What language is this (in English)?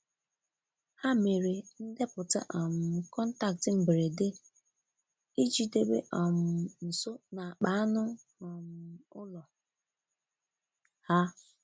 Igbo